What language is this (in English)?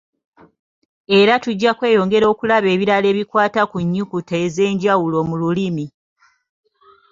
Ganda